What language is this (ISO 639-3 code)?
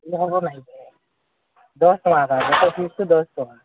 ori